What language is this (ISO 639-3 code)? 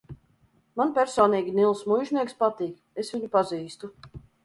lav